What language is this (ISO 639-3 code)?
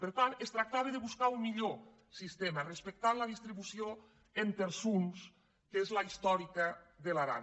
cat